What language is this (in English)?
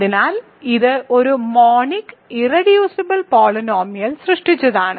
Malayalam